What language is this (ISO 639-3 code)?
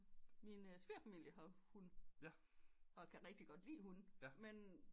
dan